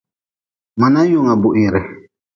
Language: Nawdm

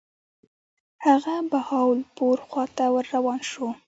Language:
Pashto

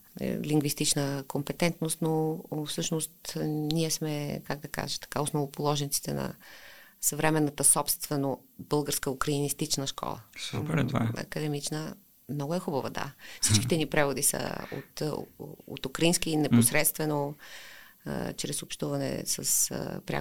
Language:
Bulgarian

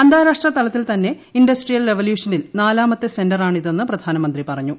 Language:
Malayalam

